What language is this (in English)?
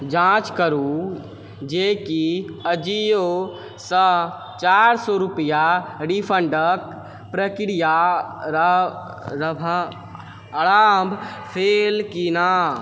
Maithili